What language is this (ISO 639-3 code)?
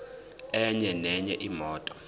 zul